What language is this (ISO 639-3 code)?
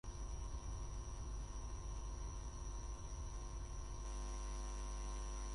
spa